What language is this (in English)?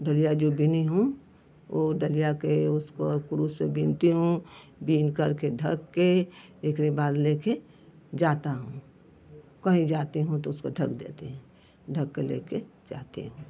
Hindi